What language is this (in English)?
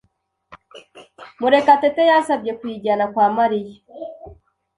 Kinyarwanda